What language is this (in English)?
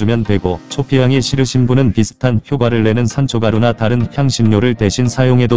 Korean